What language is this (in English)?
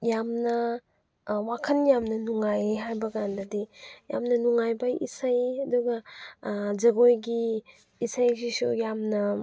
Manipuri